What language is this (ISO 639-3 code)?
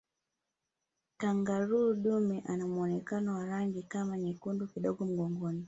swa